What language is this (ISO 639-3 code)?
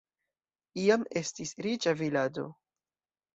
epo